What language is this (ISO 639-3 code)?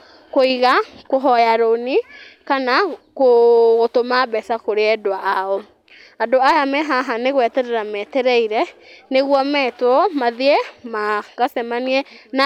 kik